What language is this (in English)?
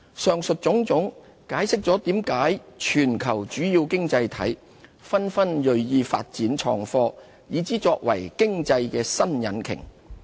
Cantonese